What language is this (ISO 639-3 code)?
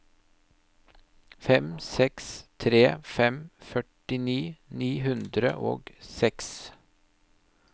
nor